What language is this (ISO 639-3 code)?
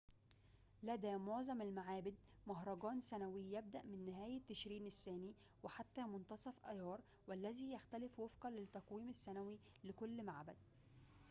ara